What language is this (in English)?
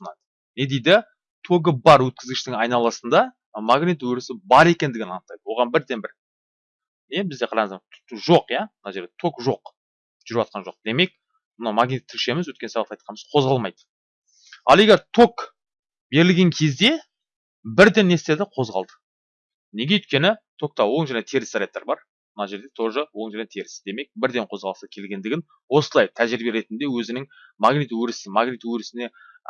Turkish